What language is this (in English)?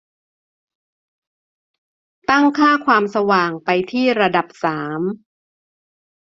Thai